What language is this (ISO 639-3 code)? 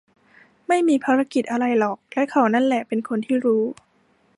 tha